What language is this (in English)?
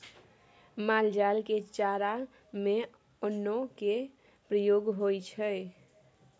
Maithili